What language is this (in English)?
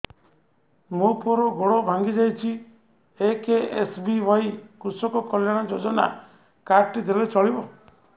Odia